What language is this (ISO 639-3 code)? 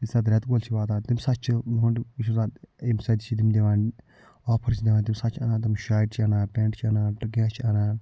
kas